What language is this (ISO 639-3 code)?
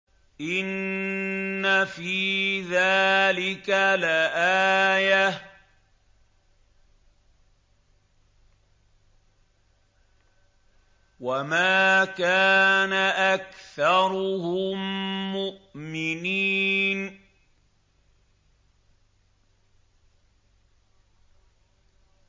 ara